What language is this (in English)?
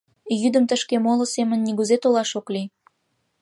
Mari